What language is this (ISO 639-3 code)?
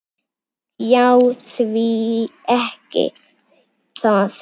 isl